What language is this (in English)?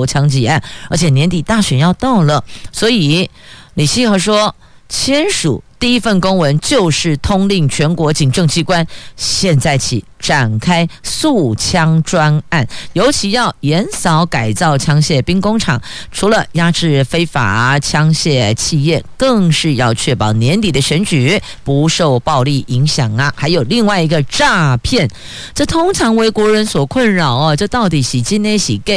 Chinese